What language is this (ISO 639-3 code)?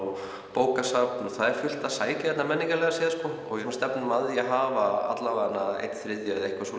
isl